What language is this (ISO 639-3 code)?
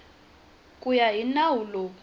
tso